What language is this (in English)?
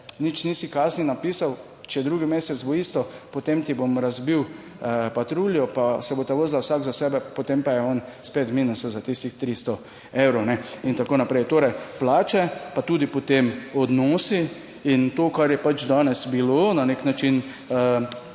Slovenian